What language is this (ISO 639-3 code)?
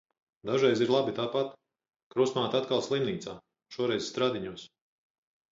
lav